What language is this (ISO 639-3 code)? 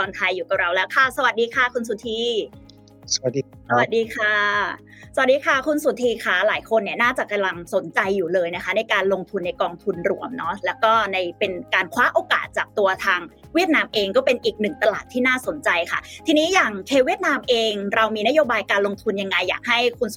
tha